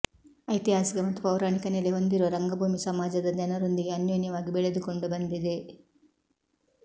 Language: Kannada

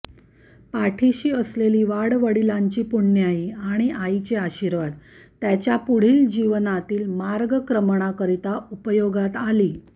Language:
Marathi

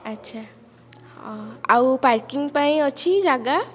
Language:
Odia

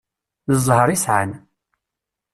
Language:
Kabyle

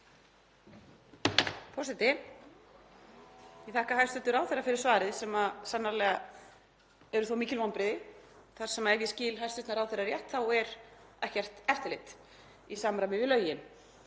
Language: Icelandic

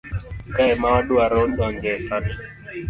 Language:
Luo (Kenya and Tanzania)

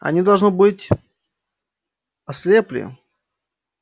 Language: Russian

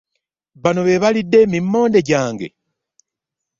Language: Ganda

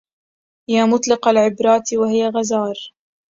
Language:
Arabic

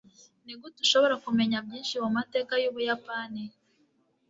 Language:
Kinyarwanda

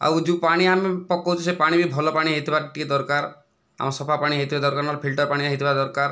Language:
Odia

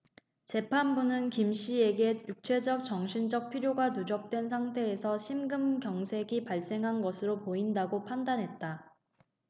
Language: Korean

